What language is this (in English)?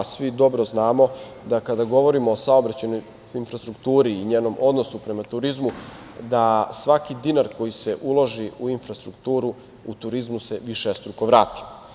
Serbian